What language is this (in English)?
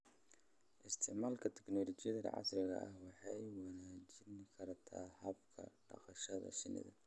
Somali